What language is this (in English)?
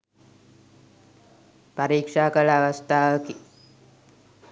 Sinhala